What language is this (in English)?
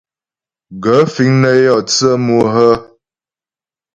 Ghomala